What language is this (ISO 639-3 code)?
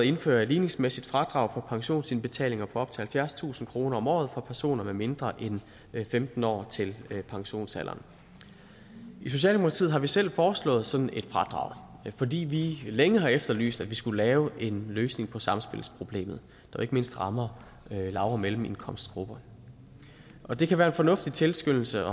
dan